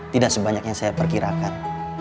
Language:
Indonesian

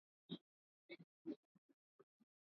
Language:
Swahili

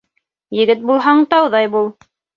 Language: Bashkir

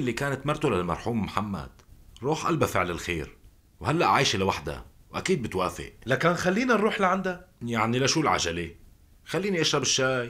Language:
Arabic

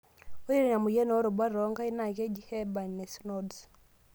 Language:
Masai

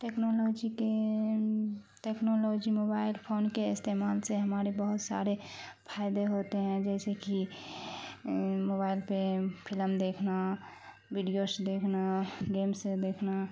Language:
Urdu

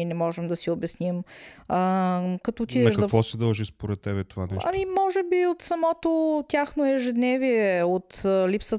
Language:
Bulgarian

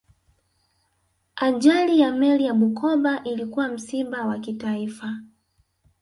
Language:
Swahili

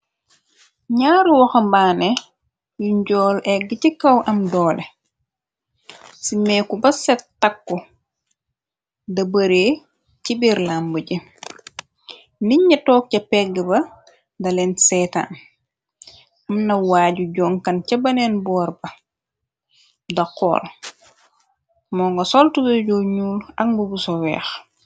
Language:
Wolof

